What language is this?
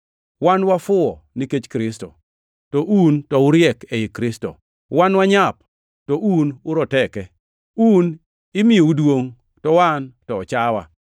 Luo (Kenya and Tanzania)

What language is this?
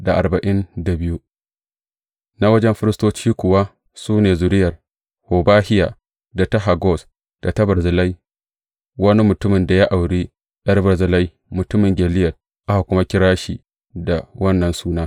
Hausa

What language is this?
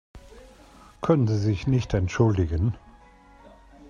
German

